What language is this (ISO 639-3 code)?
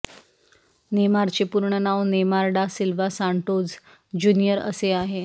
mar